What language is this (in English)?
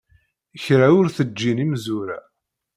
Kabyle